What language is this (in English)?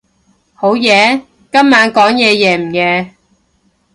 Cantonese